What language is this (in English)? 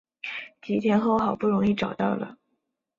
Chinese